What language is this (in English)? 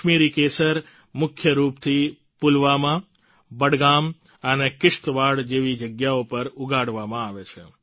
Gujarati